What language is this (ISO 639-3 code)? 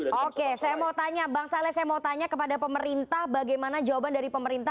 ind